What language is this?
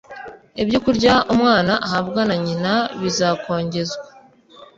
Kinyarwanda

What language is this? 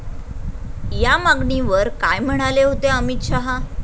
Marathi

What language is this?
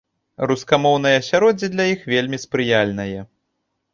Belarusian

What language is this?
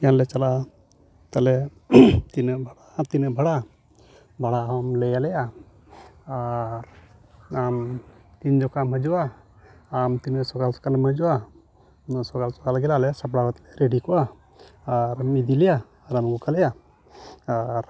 Santali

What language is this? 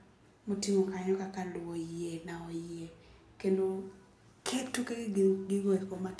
Luo (Kenya and Tanzania)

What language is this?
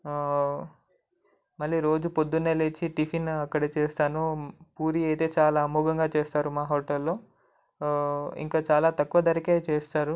Telugu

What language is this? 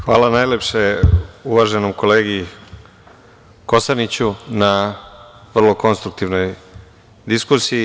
Serbian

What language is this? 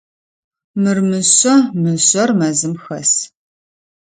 Adyghe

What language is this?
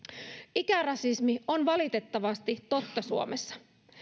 Finnish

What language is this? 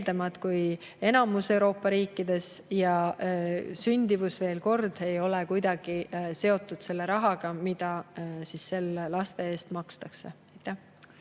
Estonian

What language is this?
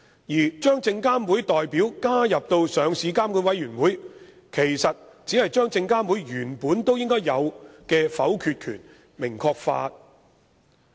Cantonese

